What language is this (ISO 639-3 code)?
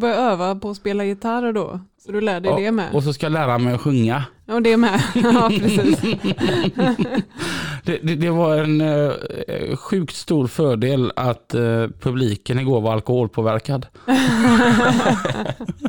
swe